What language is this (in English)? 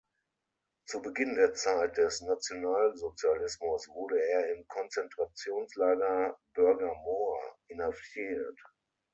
German